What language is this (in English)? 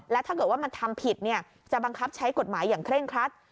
Thai